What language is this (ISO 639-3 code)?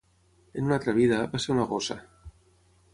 cat